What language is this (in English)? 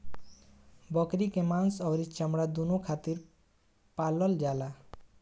Bhojpuri